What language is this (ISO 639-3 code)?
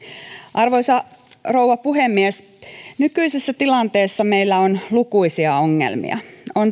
fin